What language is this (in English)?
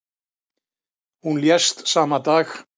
Icelandic